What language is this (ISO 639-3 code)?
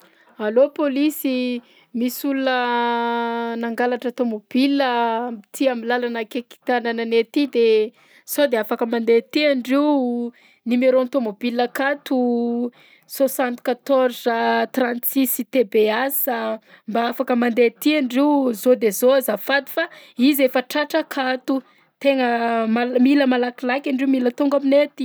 bzc